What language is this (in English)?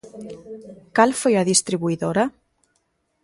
Galician